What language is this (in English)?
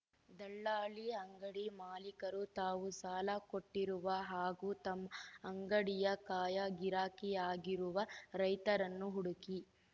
Kannada